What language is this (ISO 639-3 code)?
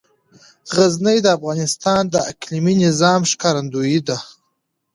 pus